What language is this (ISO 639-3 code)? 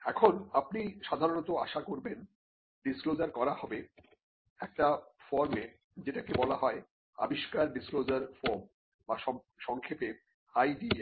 ben